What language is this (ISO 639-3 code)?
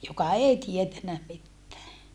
fin